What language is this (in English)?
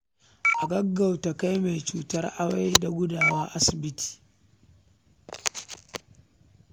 Hausa